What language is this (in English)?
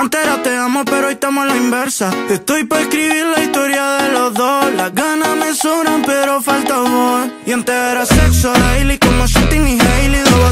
Romanian